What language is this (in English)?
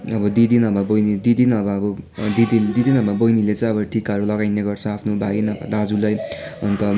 Nepali